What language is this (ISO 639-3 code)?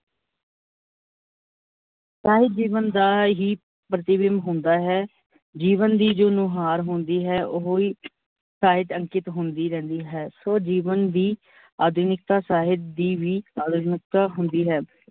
pan